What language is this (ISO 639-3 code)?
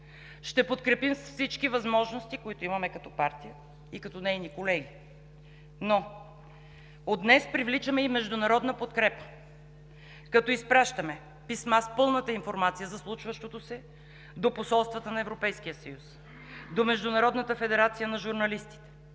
bul